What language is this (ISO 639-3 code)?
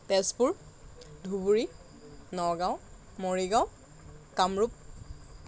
asm